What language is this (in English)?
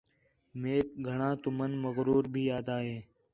Khetrani